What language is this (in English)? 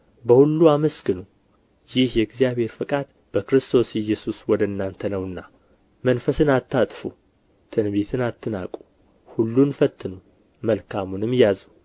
Amharic